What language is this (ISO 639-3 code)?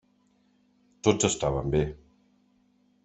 cat